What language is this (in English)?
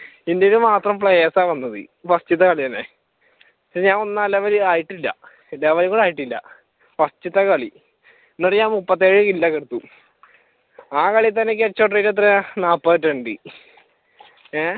Malayalam